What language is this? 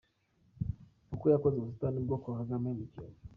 Kinyarwanda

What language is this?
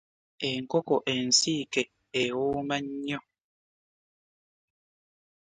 Ganda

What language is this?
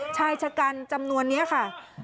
Thai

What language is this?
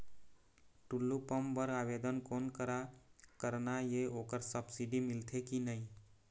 Chhattisgarhi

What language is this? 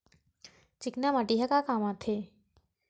Chhattisgarhi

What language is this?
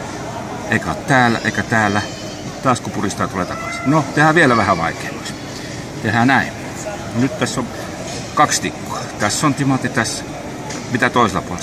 Finnish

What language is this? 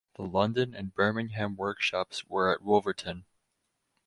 English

